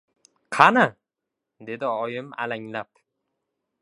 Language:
Uzbek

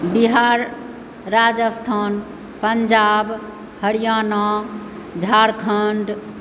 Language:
Maithili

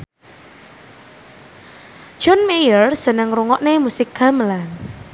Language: Javanese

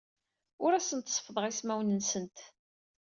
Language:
Kabyle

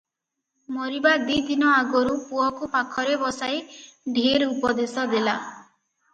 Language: Odia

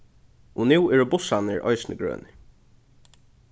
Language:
Faroese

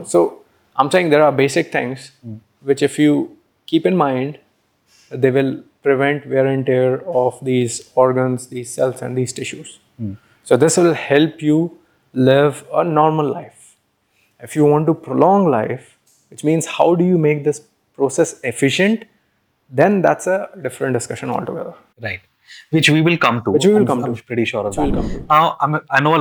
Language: English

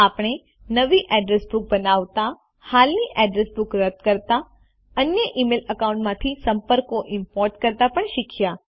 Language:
Gujarati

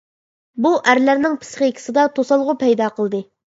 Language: Uyghur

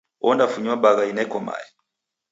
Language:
Taita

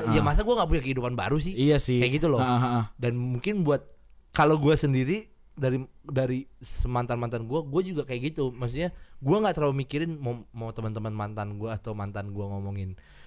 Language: Indonesian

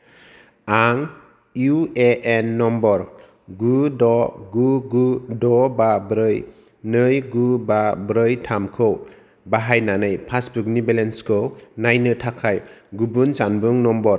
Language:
Bodo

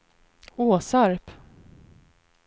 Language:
Swedish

